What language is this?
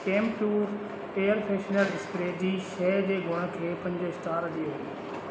Sindhi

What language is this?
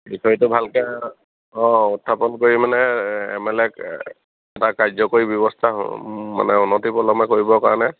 Assamese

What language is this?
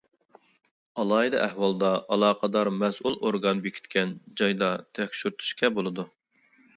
Uyghur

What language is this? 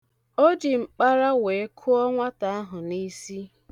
Igbo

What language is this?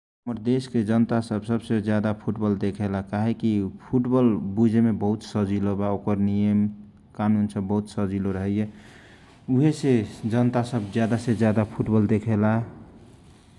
Kochila Tharu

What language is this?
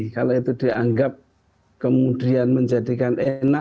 Indonesian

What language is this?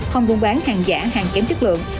Vietnamese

